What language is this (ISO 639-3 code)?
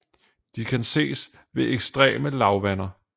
dan